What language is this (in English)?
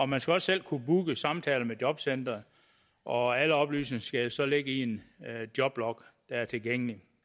Danish